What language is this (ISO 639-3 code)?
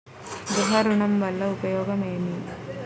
tel